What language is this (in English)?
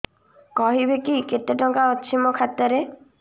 Odia